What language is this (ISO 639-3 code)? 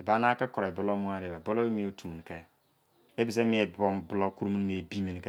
ijc